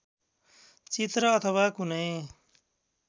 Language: Nepali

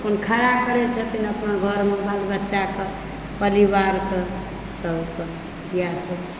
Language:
Maithili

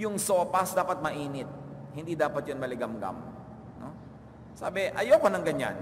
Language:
Filipino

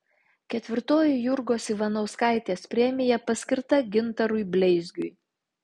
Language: Lithuanian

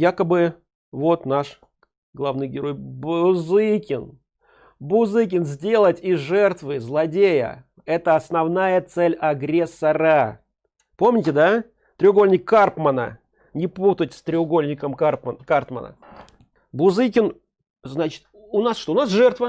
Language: Russian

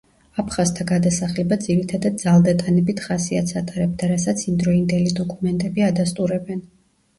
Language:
Georgian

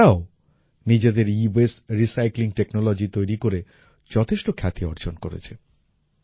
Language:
Bangla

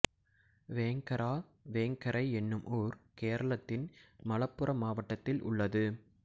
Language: Tamil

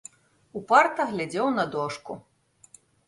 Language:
Belarusian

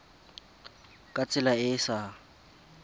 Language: Tswana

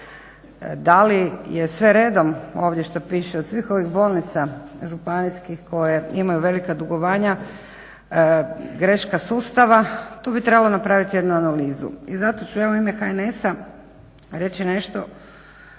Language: Croatian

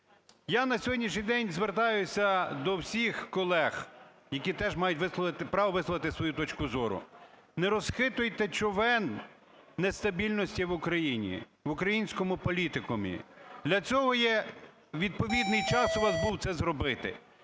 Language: Ukrainian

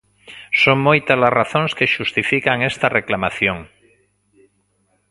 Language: Galician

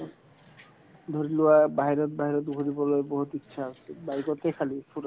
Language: Assamese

